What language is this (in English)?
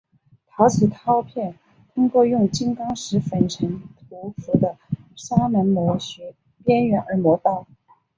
Chinese